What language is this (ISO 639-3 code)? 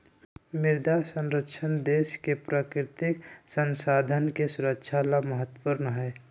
mag